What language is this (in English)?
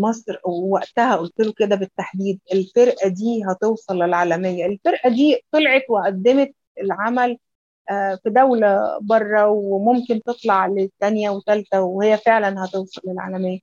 Arabic